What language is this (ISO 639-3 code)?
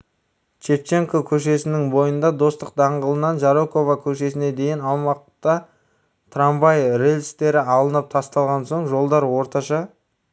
kaz